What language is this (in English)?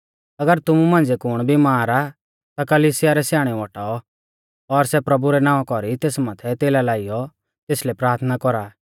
Mahasu Pahari